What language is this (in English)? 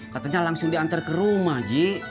Indonesian